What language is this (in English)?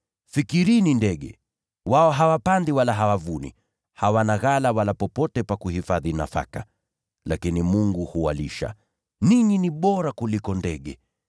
Swahili